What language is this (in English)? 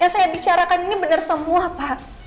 Indonesian